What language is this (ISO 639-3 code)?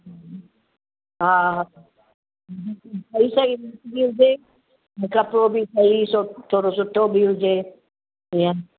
snd